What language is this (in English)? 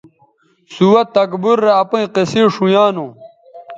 Bateri